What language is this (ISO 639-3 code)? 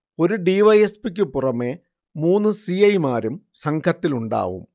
mal